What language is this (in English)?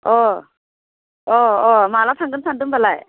Bodo